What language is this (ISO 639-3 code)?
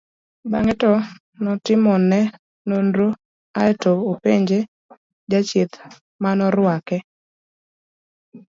luo